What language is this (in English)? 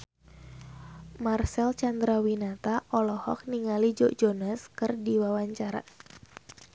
Sundanese